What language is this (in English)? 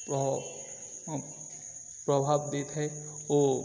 Odia